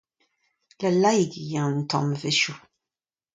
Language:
Breton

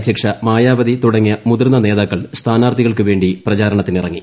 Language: Malayalam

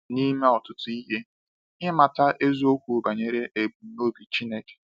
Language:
Igbo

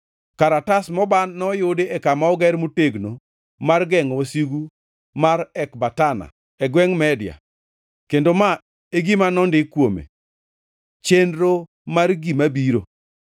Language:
Luo (Kenya and Tanzania)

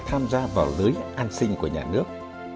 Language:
Vietnamese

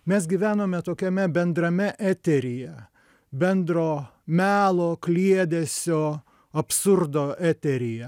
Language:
Lithuanian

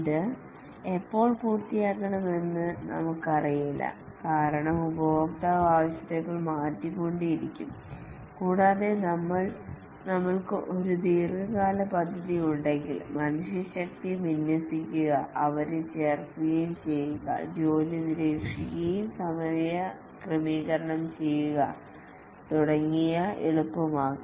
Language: Malayalam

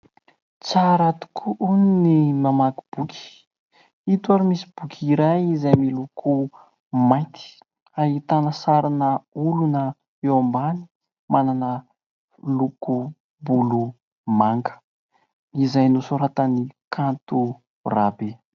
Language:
Malagasy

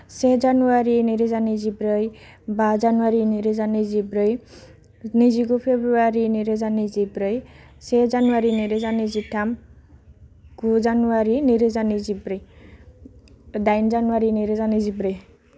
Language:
Bodo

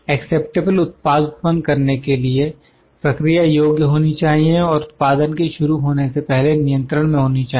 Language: Hindi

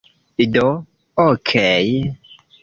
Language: Esperanto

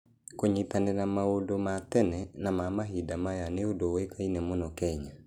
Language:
Kikuyu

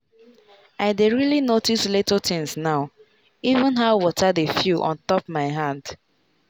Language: Nigerian Pidgin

